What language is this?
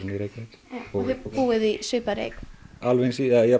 Icelandic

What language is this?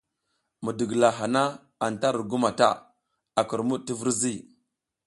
South Giziga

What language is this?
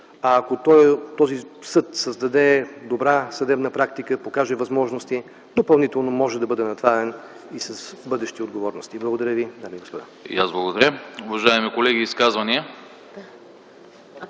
Bulgarian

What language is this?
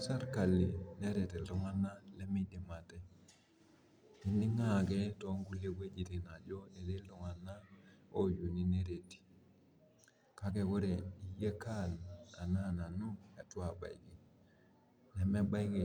Masai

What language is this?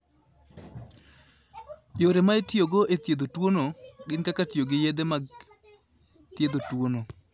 Luo (Kenya and Tanzania)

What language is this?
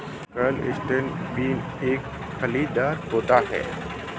Hindi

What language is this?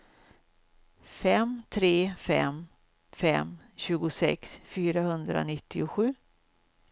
Swedish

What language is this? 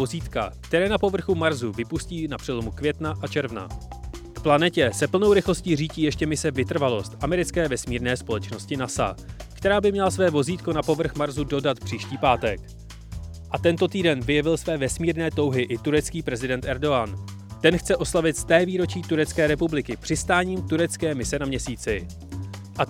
Czech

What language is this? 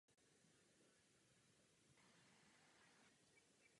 Czech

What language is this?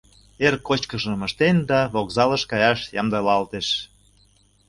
Mari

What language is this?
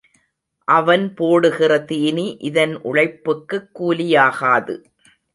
Tamil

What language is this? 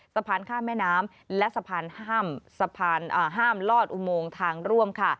Thai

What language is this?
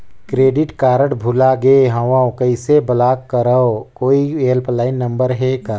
Chhattisgarhi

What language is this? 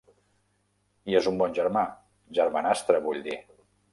Catalan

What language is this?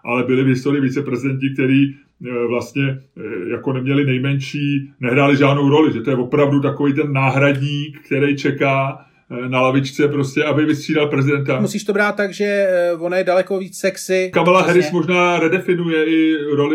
Czech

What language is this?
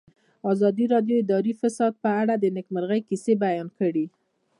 Pashto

